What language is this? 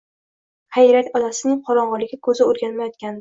Uzbek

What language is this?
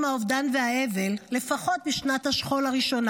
Hebrew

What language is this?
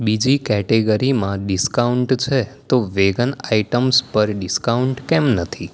Gujarati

